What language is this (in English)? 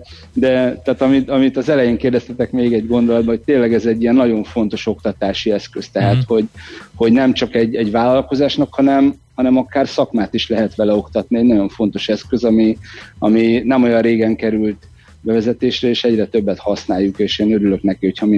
Hungarian